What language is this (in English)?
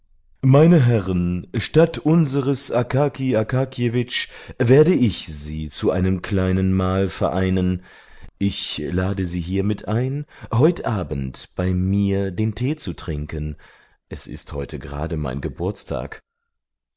German